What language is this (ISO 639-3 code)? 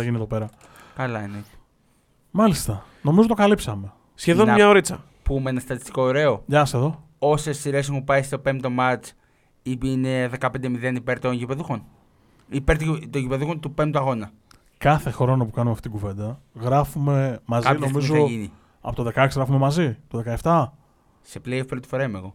ell